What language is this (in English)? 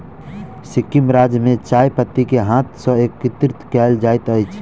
Maithili